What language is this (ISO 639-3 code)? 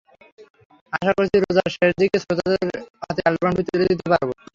ben